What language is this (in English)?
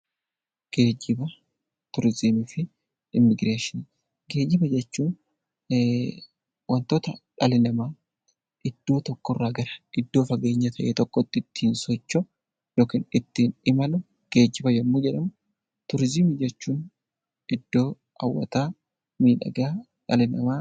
Oromo